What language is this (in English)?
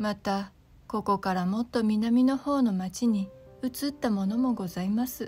Japanese